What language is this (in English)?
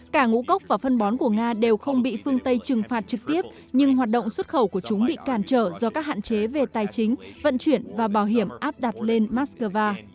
Vietnamese